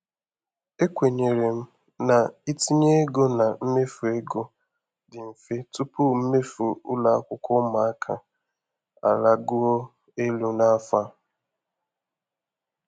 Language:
Igbo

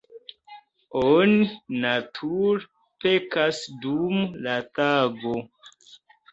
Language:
Esperanto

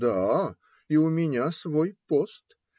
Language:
Russian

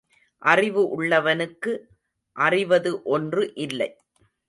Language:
Tamil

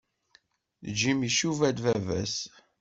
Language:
Kabyle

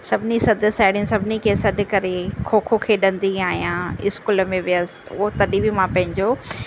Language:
Sindhi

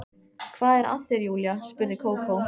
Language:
Icelandic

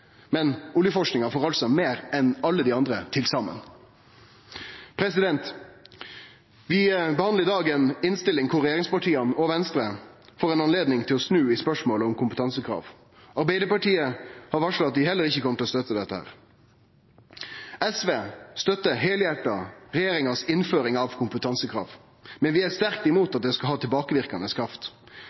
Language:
Norwegian Nynorsk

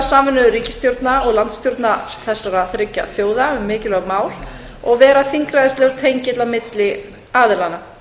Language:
Icelandic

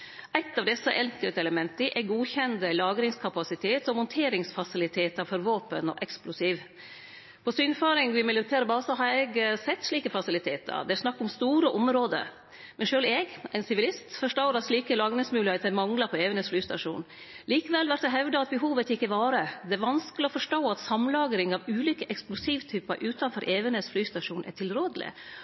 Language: Norwegian Nynorsk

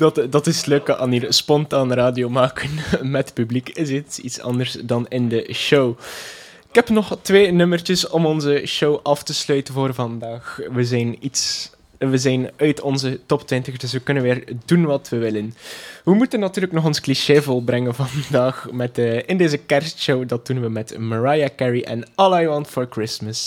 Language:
Dutch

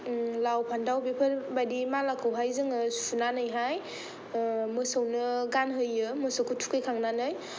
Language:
Bodo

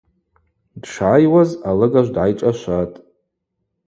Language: Abaza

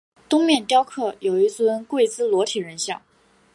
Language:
Chinese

